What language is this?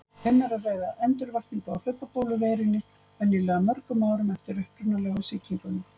Icelandic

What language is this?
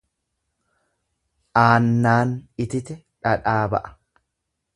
Oromo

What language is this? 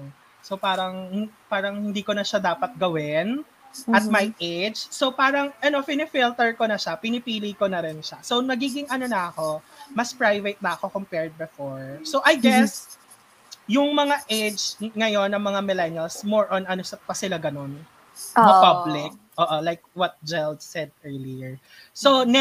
Filipino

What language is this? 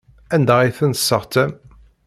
Kabyle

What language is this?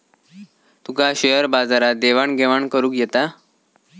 Marathi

